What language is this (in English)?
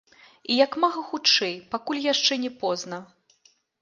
Belarusian